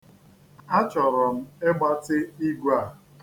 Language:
Igbo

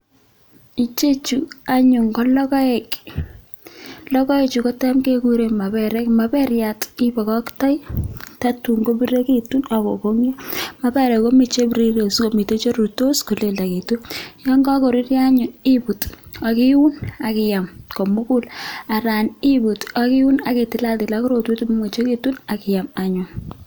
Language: Kalenjin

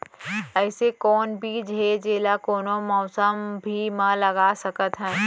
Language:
Chhattisgarhi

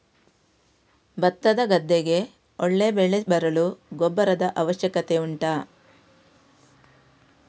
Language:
Kannada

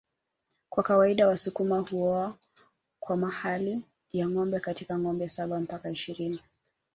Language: Swahili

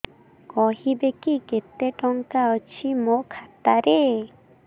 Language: Odia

